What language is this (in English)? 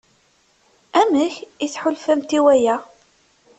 Kabyle